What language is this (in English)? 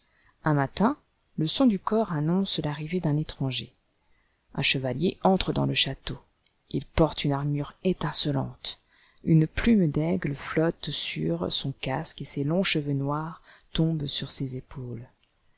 French